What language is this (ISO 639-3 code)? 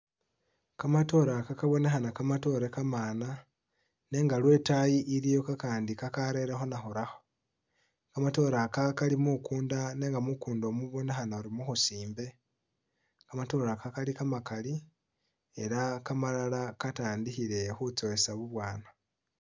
myx